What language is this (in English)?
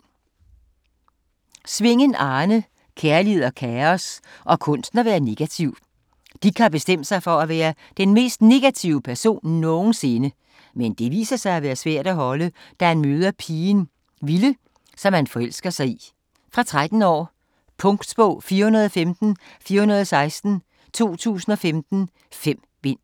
Danish